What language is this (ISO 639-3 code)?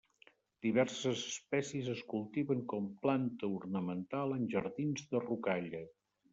cat